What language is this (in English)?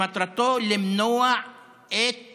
Hebrew